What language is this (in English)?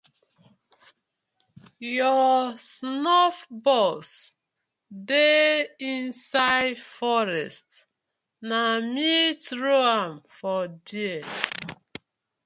Nigerian Pidgin